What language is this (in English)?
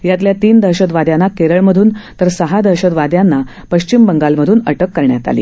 Marathi